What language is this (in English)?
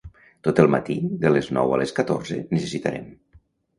Catalan